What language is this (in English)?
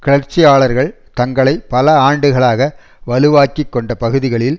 Tamil